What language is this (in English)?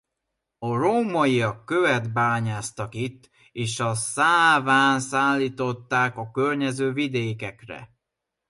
Hungarian